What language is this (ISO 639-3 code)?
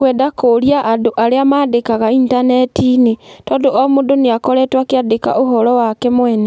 kik